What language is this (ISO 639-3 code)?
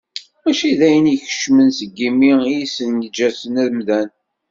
kab